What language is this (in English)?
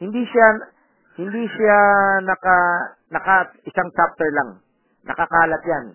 Filipino